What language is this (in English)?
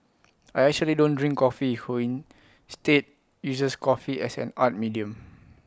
English